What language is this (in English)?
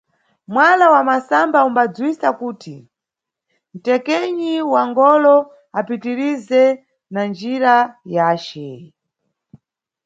Nyungwe